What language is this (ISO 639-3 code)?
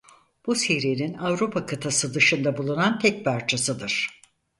tur